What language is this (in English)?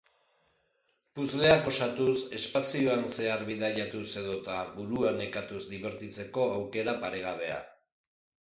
Basque